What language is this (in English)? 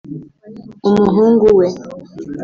Kinyarwanda